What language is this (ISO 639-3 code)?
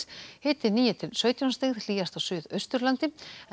isl